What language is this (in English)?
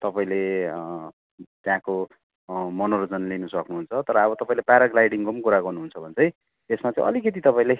Nepali